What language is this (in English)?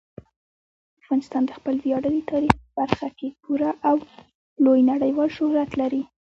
Pashto